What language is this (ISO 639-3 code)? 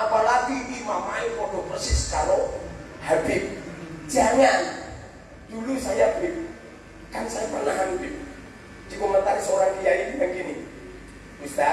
ind